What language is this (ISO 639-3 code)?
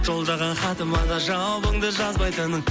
kaz